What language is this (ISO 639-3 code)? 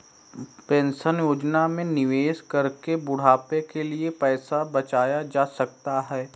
hin